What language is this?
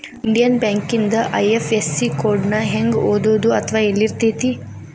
Kannada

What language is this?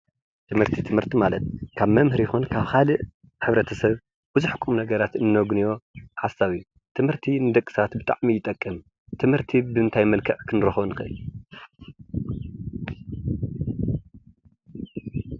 Tigrinya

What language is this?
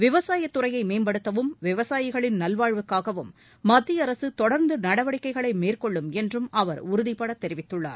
Tamil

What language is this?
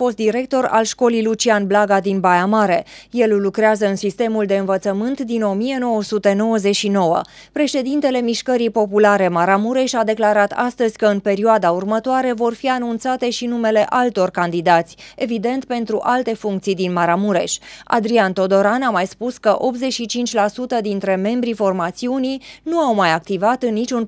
Romanian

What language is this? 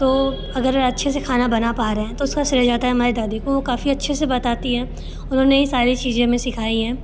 Hindi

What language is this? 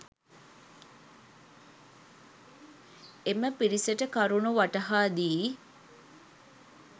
Sinhala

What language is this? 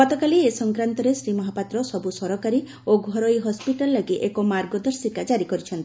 Odia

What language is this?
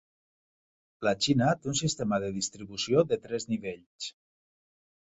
Catalan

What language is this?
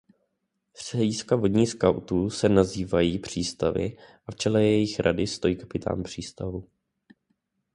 Czech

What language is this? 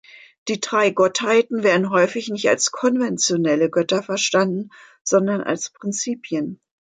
German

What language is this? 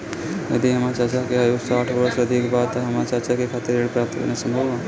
Bhojpuri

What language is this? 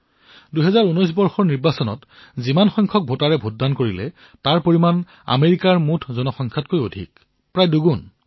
Assamese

